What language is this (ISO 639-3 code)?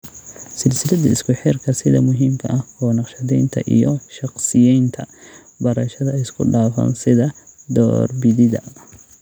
som